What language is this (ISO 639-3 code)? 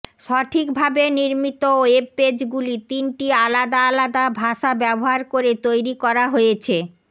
ben